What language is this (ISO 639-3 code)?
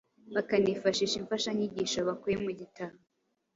kin